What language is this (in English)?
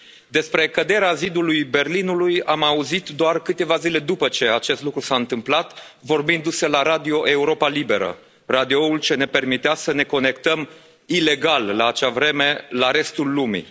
Romanian